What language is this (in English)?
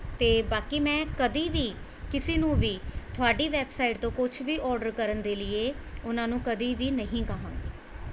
Punjabi